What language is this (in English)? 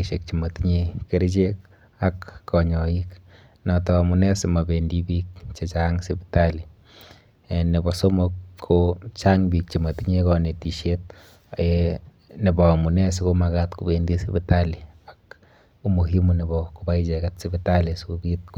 Kalenjin